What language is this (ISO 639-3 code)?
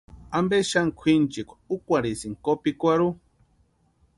pua